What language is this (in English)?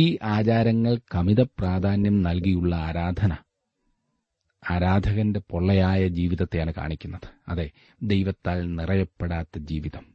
Malayalam